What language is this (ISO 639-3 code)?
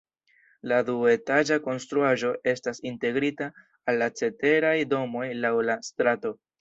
epo